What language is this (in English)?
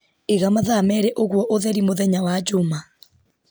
Kikuyu